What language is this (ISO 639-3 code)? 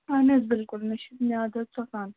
kas